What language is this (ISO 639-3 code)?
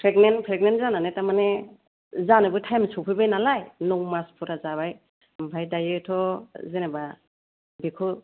brx